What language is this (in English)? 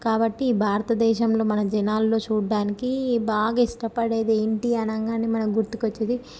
Telugu